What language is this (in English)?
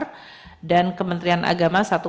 Indonesian